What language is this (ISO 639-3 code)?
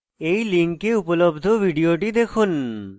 ben